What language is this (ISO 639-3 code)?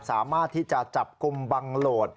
tha